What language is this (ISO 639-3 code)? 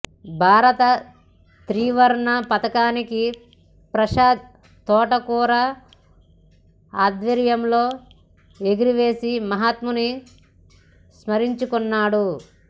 tel